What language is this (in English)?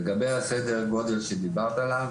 Hebrew